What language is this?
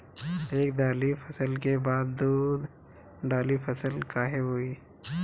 Bhojpuri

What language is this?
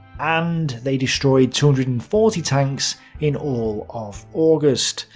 English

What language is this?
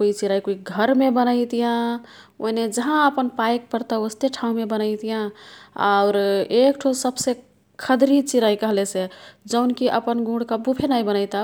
Kathoriya Tharu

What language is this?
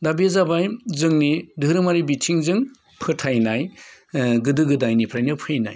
Bodo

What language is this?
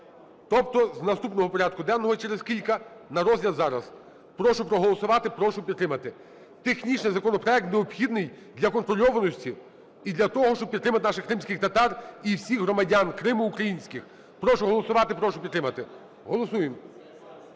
Ukrainian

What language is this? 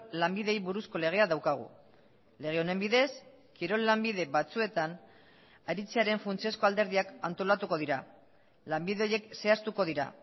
Basque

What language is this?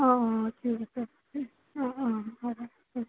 Assamese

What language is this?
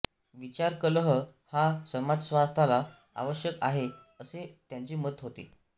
Marathi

